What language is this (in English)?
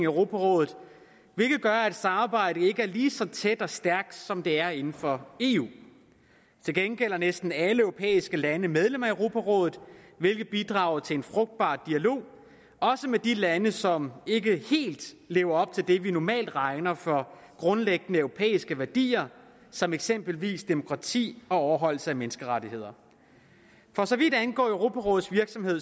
Danish